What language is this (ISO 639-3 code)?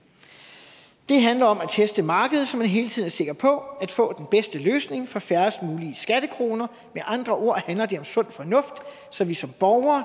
dan